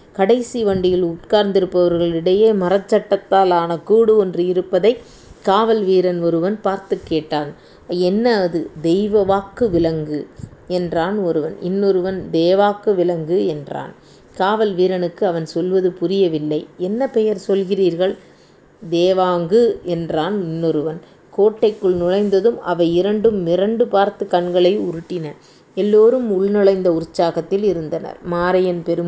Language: Tamil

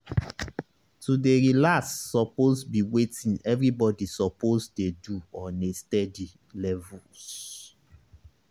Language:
Nigerian Pidgin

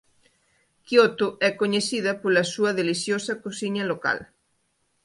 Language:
Galician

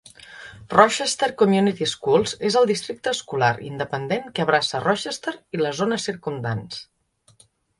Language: Catalan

